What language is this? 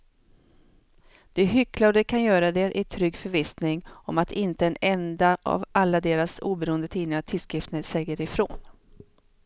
Swedish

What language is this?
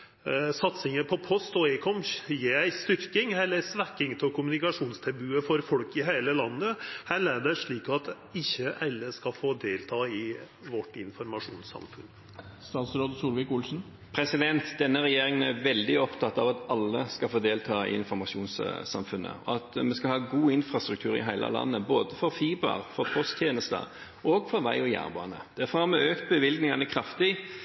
Norwegian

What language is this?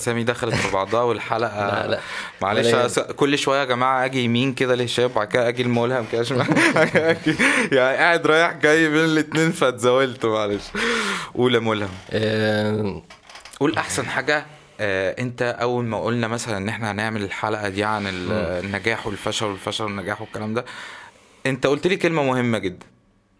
Arabic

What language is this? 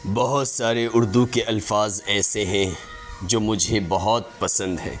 Urdu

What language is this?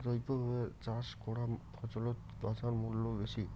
Bangla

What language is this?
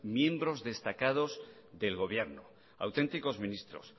Spanish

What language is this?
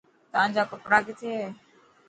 Dhatki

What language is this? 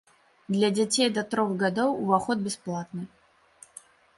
Belarusian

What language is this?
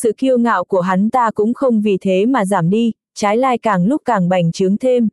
Vietnamese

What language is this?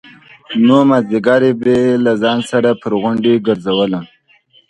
Pashto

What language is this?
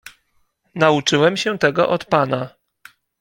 Polish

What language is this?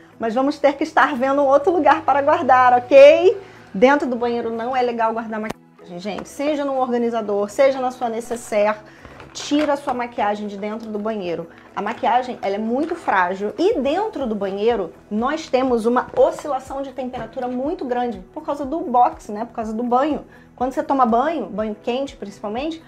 Portuguese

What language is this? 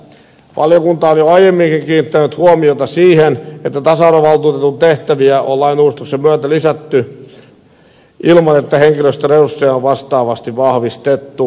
Finnish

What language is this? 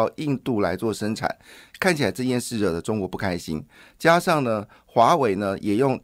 Chinese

